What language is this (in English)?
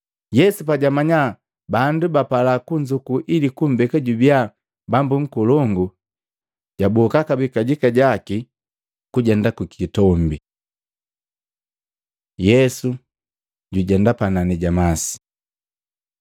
Matengo